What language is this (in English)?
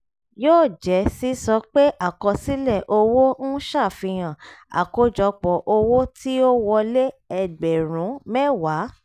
Yoruba